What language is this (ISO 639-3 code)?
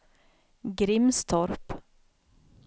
swe